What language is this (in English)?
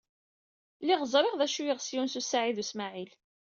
Kabyle